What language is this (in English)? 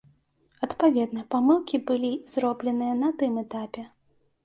Belarusian